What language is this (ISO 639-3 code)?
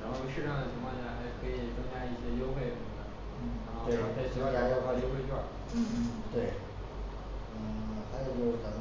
zho